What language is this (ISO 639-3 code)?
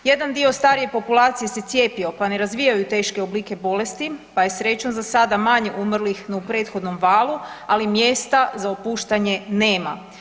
hrv